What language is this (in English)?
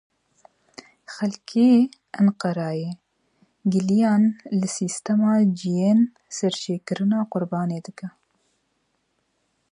Kurdish